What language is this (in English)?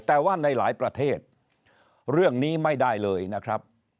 Thai